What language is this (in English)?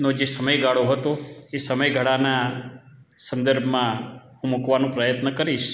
Gujarati